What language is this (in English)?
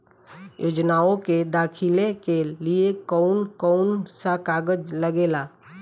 Bhojpuri